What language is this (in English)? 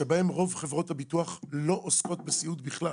Hebrew